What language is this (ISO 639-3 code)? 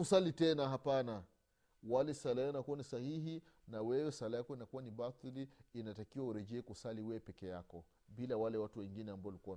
swa